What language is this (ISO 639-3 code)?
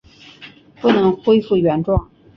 zho